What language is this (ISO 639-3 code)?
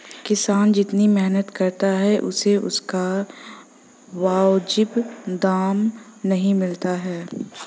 hin